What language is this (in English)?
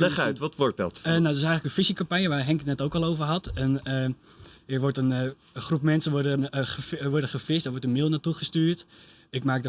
Dutch